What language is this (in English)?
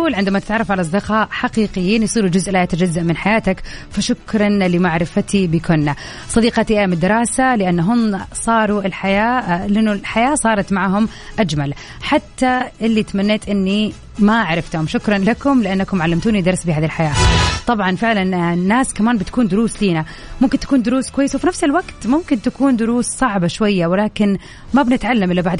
Arabic